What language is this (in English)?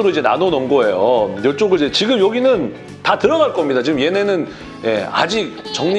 Korean